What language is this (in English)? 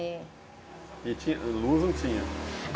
Portuguese